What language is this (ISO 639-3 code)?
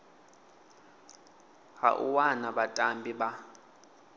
ven